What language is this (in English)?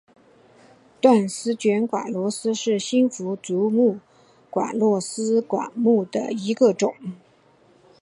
Chinese